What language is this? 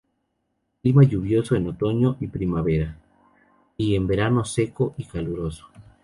Spanish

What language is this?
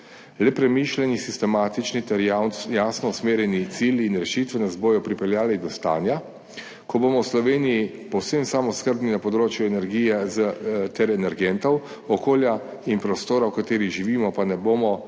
Slovenian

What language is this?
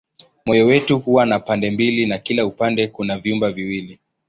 Swahili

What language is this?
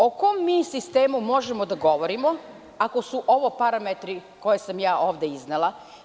Serbian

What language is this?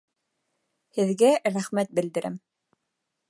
Bashkir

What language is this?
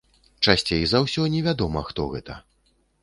Belarusian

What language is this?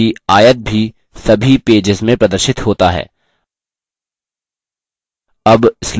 Hindi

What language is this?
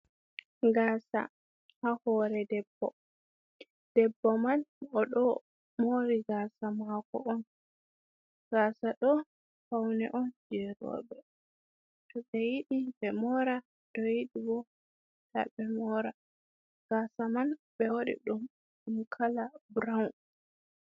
Fula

